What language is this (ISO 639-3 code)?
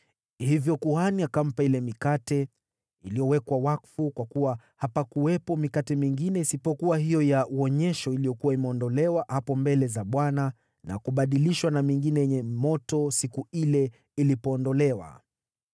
swa